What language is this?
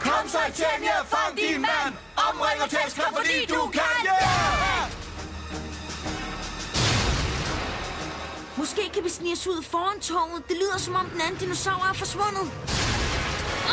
Danish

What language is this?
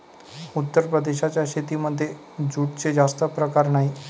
Marathi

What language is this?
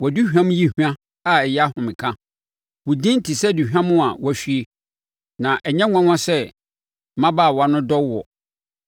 Akan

